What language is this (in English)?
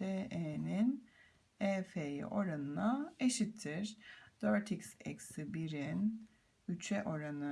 Turkish